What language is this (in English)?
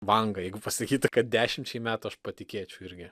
Lithuanian